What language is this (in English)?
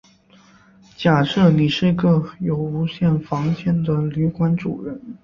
Chinese